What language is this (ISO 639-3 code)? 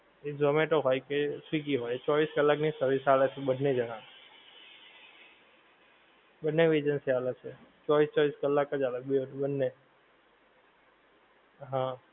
guj